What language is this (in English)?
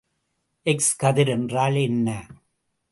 Tamil